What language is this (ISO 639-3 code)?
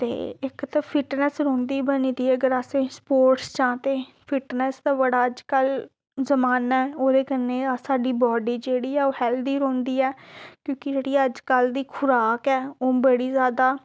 doi